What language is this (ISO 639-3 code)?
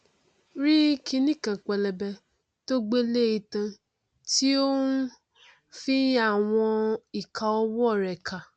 yor